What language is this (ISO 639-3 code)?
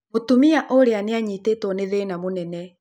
kik